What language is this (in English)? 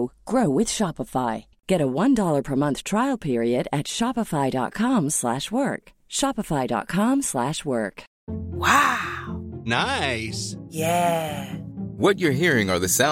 Swedish